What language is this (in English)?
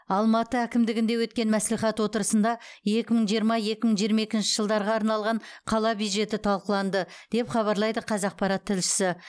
Kazakh